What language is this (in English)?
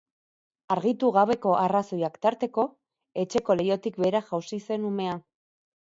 Basque